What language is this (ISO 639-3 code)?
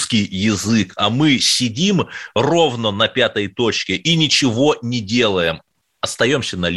rus